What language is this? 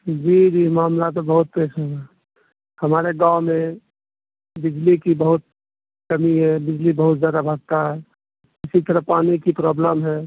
Urdu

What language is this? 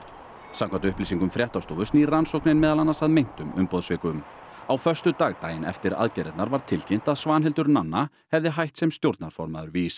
Icelandic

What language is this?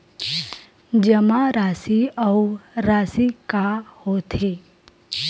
Chhattisgarhi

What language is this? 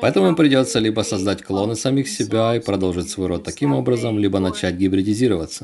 Russian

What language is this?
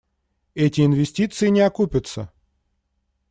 Russian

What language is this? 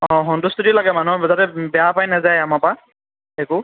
Assamese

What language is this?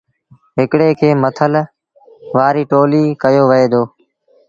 Sindhi Bhil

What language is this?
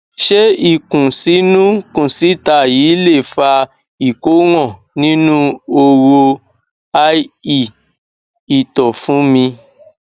Yoruba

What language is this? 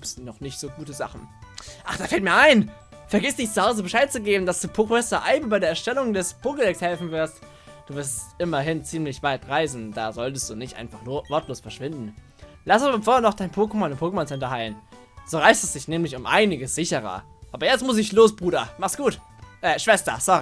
German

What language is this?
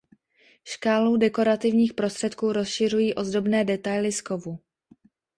Czech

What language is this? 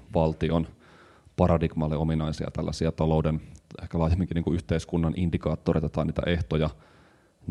Finnish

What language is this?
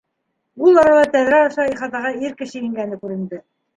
Bashkir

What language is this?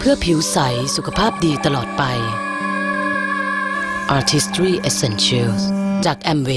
Thai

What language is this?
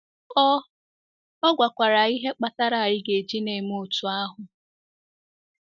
Igbo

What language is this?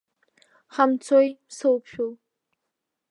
Abkhazian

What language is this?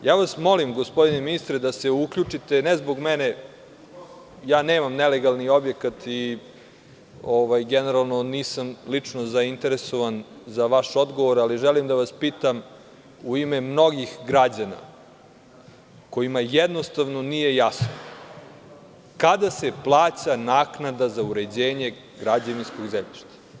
Serbian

